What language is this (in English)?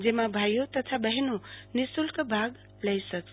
Gujarati